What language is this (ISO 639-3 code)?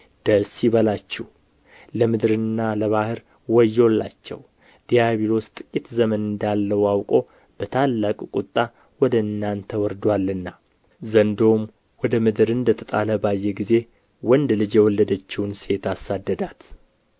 amh